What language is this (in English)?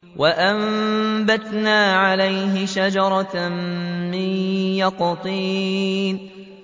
Arabic